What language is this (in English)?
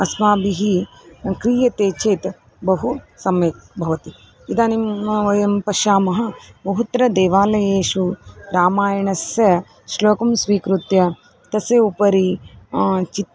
Sanskrit